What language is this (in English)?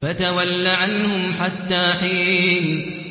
Arabic